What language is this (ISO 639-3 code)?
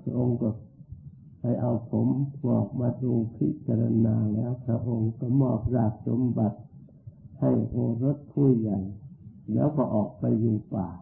tha